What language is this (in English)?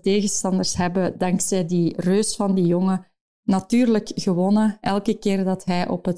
Dutch